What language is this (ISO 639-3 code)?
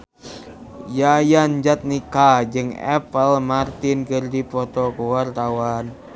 sun